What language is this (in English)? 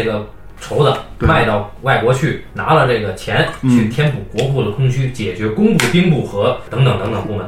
Chinese